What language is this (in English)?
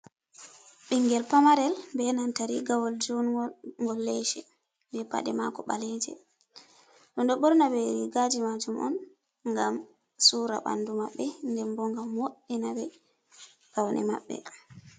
Fula